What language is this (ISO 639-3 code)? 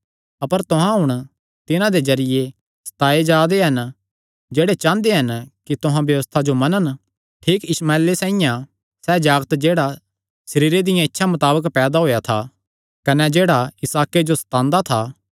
xnr